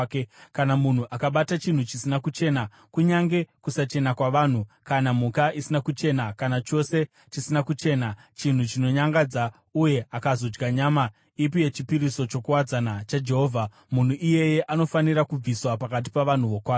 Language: Shona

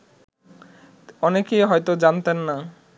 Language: Bangla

